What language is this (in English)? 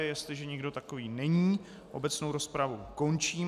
Czech